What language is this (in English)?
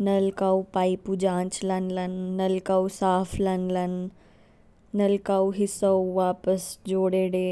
Kinnauri